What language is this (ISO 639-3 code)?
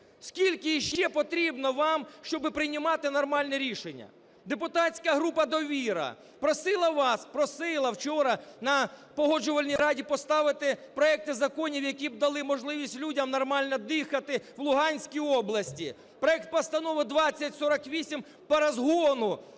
ukr